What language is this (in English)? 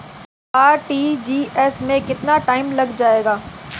Hindi